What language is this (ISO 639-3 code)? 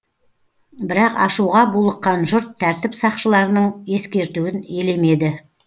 kaz